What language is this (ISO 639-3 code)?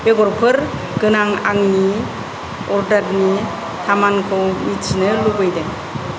brx